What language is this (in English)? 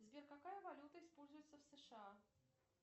Russian